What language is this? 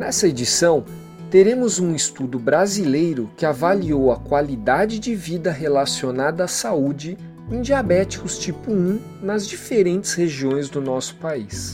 Portuguese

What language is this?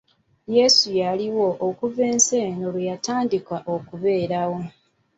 Ganda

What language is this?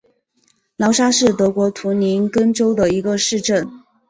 Chinese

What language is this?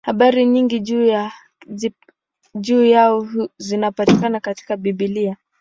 Swahili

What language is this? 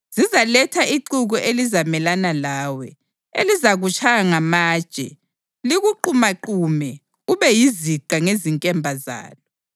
North Ndebele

